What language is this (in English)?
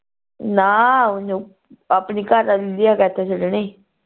Punjabi